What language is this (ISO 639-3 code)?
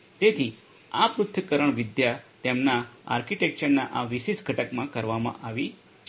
guj